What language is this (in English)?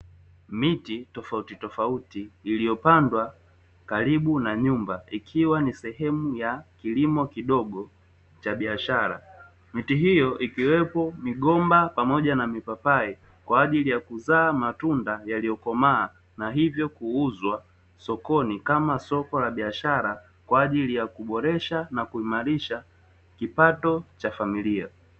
Swahili